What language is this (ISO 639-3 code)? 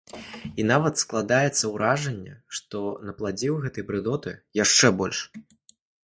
bel